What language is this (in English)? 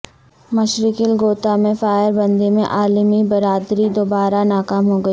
Urdu